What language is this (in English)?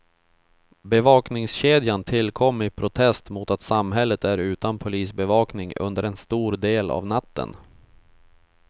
Swedish